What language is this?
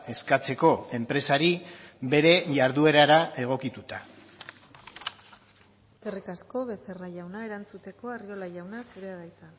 Basque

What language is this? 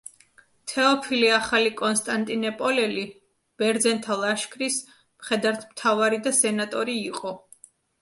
Georgian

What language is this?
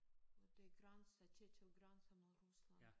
Danish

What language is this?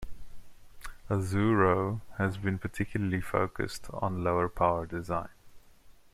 English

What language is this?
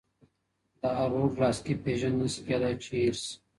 Pashto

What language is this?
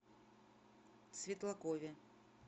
Russian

